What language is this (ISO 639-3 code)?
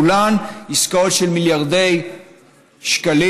heb